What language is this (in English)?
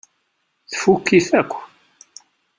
Kabyle